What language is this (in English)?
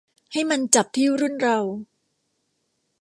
Thai